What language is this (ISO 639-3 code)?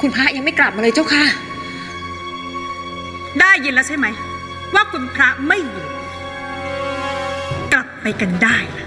tha